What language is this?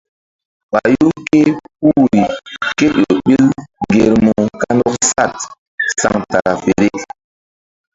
Mbum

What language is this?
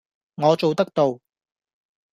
Cantonese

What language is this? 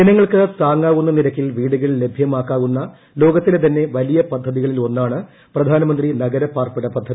Malayalam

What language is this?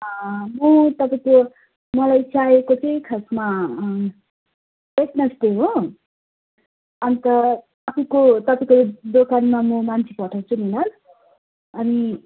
Nepali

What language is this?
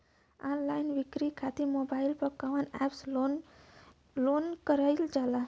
Bhojpuri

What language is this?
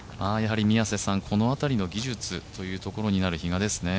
Japanese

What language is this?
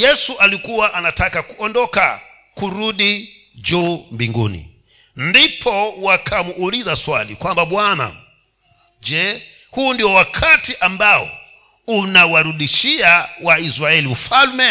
Swahili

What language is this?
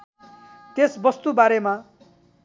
Nepali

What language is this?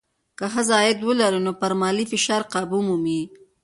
Pashto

